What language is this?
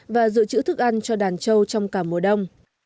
Vietnamese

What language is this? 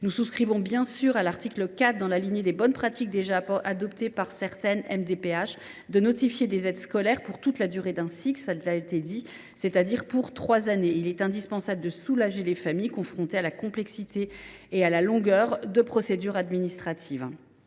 French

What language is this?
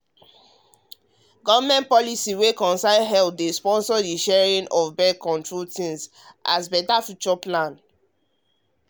Nigerian Pidgin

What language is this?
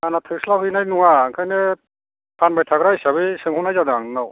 Bodo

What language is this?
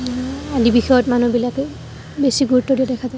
Assamese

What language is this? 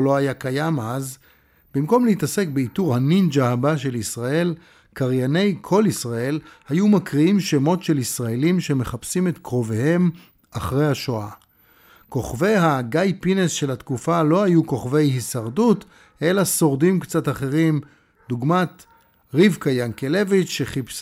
Hebrew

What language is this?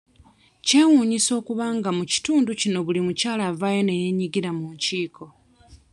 Ganda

